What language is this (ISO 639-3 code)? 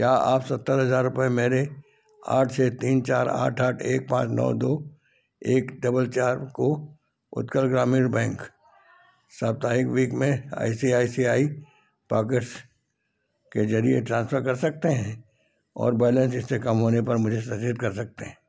hin